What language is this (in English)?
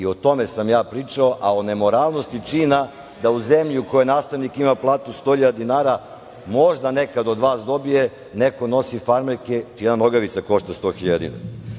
Serbian